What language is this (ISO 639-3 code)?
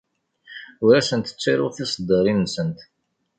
kab